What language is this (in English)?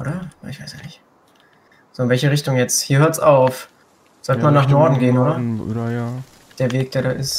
German